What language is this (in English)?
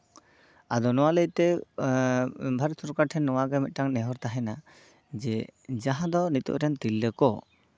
Santali